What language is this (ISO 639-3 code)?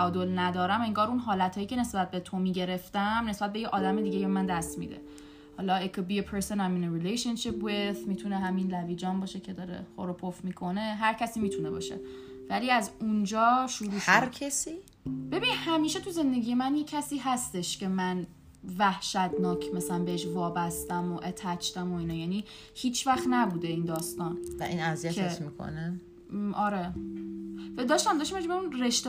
fas